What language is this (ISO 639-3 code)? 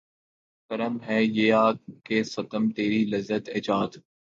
urd